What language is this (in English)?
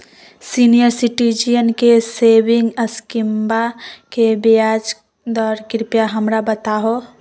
Magahi